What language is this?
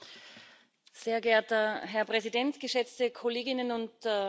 German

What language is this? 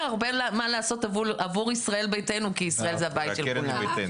Hebrew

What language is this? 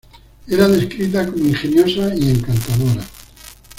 Spanish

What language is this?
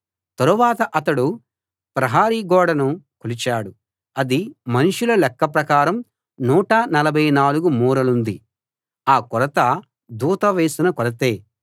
Telugu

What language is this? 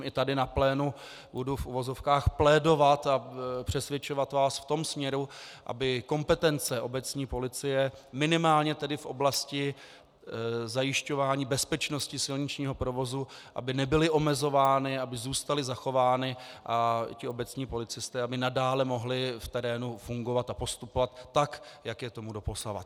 Czech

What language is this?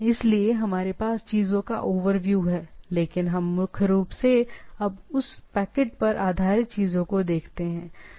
Hindi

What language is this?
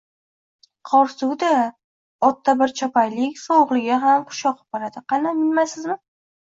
Uzbek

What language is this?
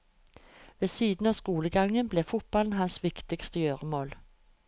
Norwegian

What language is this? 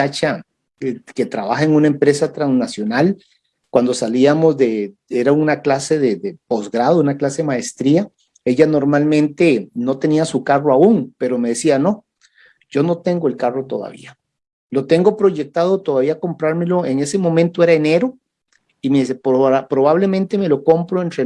Spanish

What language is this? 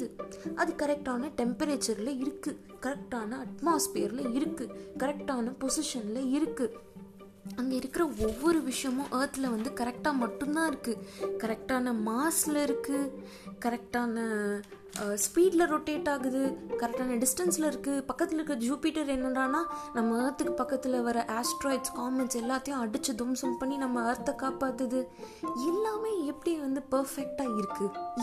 Tamil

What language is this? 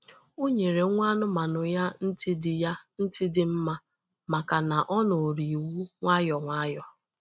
Igbo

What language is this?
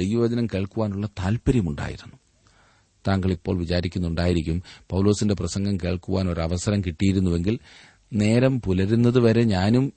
Malayalam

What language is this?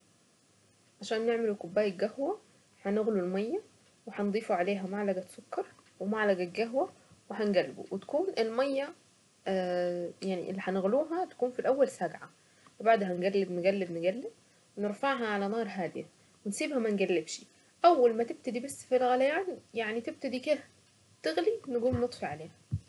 Saidi Arabic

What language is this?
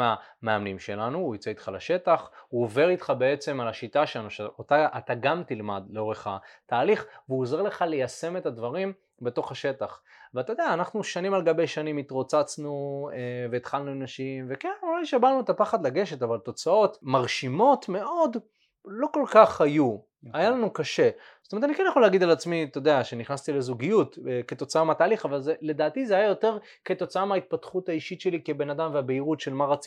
Hebrew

